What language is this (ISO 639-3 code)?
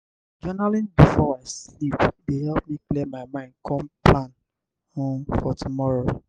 pcm